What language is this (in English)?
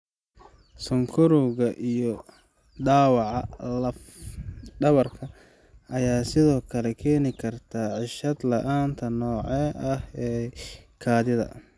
Somali